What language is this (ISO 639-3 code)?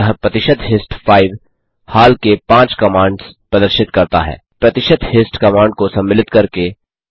hin